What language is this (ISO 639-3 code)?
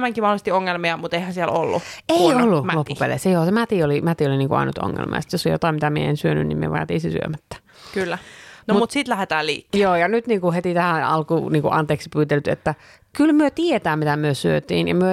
fin